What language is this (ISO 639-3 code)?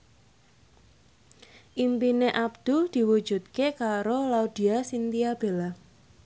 jav